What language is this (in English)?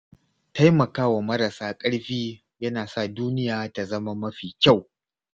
Hausa